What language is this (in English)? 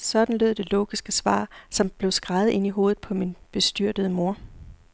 Danish